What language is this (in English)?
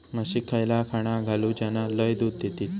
Marathi